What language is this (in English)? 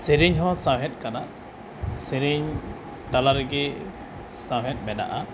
Santali